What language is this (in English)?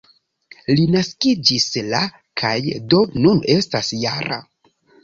Esperanto